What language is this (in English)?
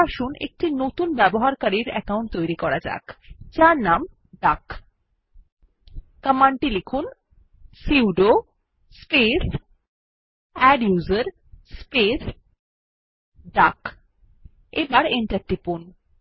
Bangla